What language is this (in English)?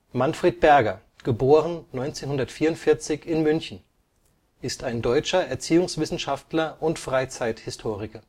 German